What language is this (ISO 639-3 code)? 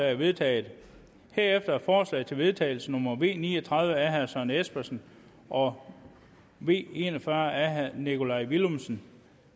dan